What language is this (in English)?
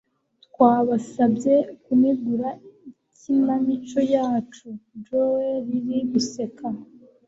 Kinyarwanda